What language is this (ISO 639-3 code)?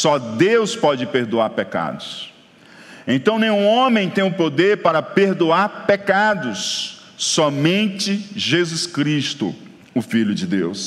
por